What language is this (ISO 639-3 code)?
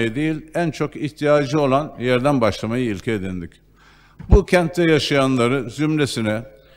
tur